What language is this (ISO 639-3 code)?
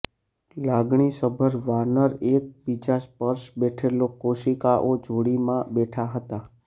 guj